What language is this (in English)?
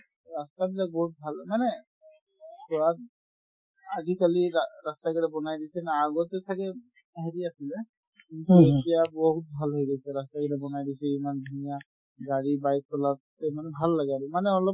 Assamese